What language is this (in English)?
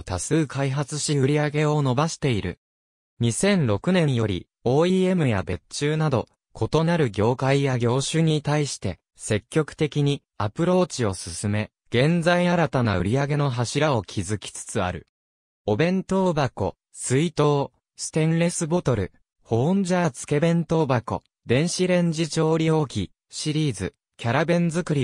Japanese